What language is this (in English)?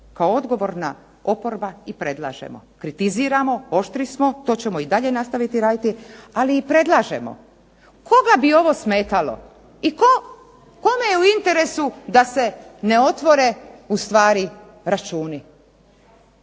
Croatian